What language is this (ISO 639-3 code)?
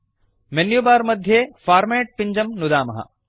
san